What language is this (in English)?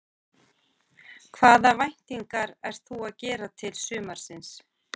Icelandic